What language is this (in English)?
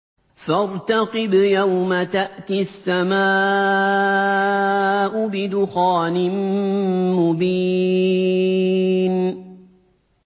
Arabic